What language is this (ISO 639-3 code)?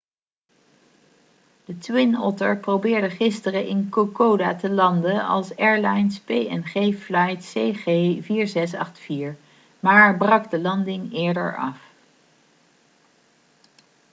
nld